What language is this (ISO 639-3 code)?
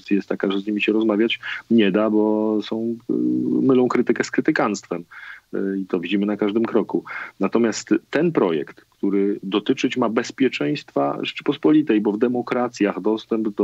pol